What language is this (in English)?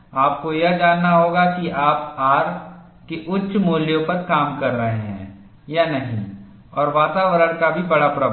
Hindi